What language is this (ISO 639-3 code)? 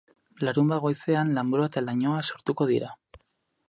eus